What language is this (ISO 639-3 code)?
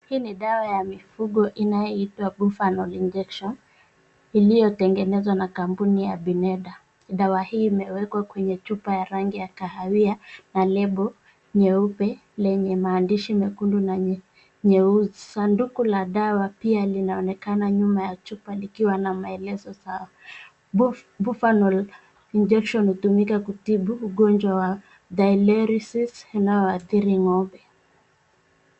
swa